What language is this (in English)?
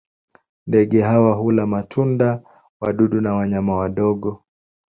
Swahili